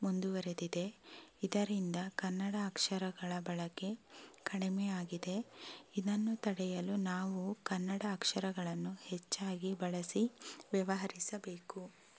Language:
Kannada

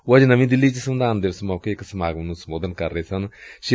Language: Punjabi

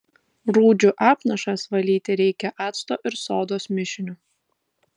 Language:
Lithuanian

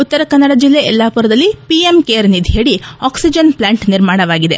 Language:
Kannada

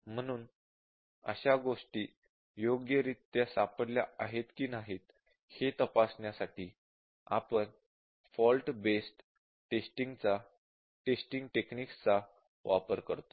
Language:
Marathi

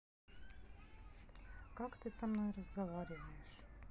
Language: Russian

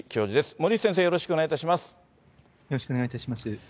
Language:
Japanese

